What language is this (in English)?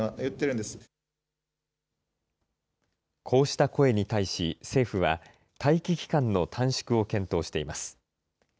Japanese